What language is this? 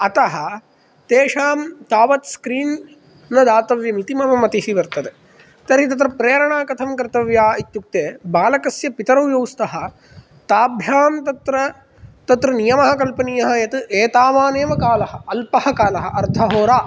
Sanskrit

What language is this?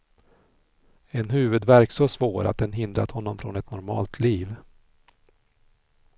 Swedish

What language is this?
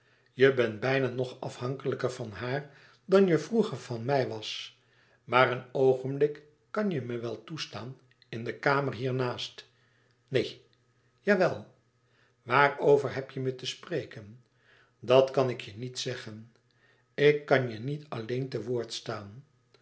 Dutch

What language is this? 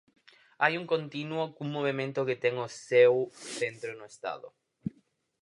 Galician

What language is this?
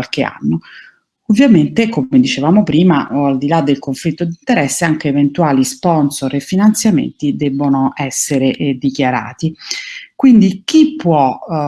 Italian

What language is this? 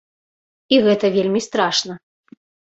Belarusian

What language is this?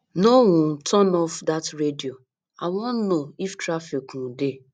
Nigerian Pidgin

